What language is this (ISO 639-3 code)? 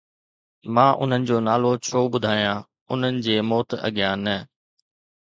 snd